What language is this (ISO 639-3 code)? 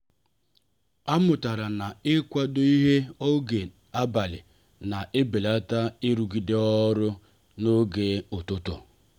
ibo